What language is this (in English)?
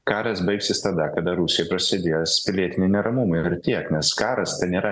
Lithuanian